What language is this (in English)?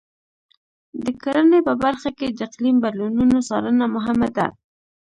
Pashto